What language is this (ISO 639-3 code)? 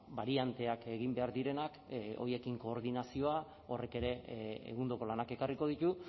eus